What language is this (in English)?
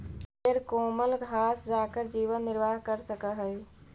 Magahi